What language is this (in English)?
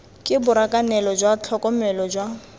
Tswana